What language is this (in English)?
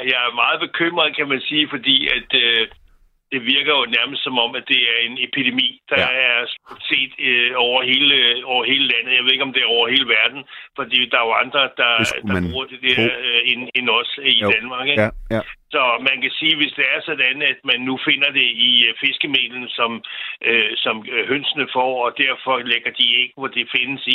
Danish